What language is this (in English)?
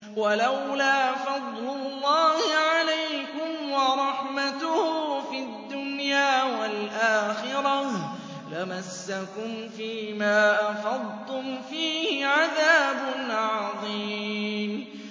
Arabic